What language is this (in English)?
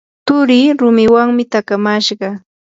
Yanahuanca Pasco Quechua